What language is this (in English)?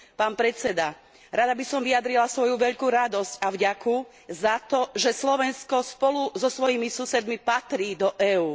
Slovak